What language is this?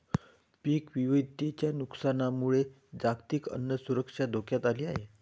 Marathi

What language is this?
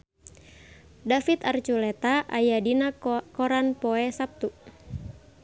Sundanese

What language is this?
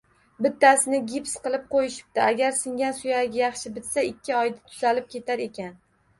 Uzbek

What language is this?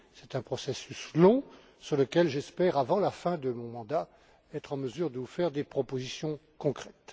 French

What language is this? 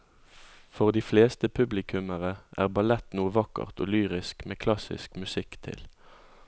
Norwegian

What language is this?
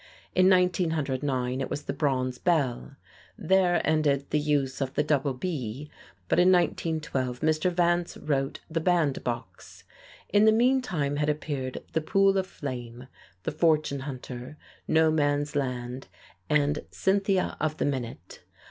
English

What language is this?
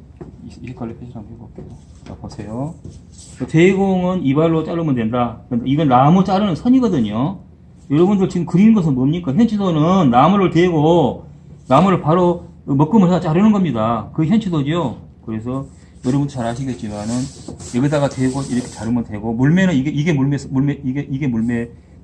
Korean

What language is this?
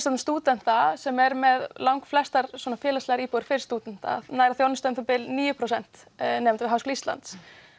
Icelandic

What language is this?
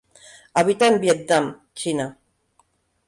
Spanish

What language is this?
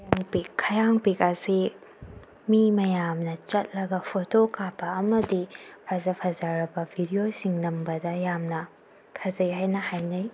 Manipuri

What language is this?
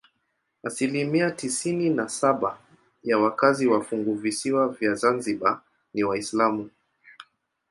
Swahili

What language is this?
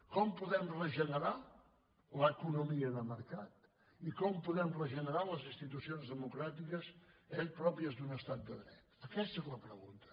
Catalan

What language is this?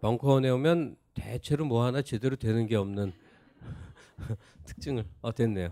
Korean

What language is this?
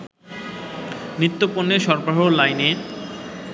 Bangla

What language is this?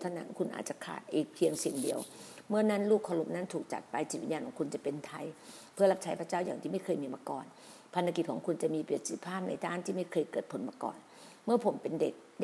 Thai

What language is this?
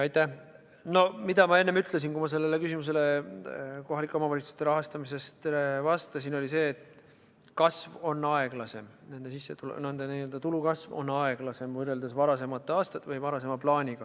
Estonian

